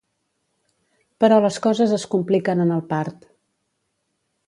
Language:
Catalan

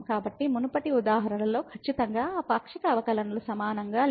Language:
Telugu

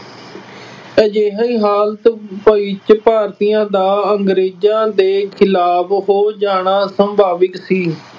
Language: Punjabi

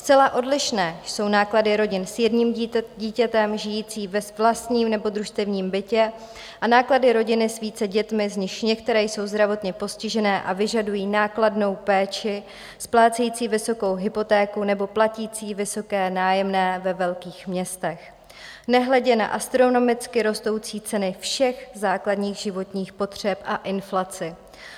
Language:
Czech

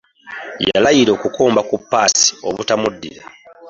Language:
Ganda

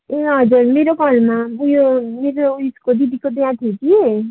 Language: Nepali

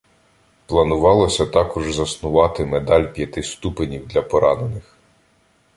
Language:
Ukrainian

